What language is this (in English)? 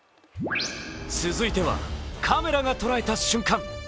Japanese